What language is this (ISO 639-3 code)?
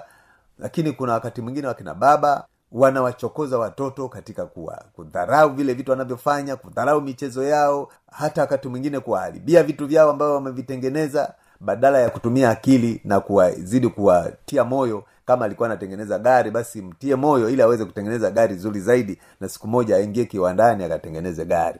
swa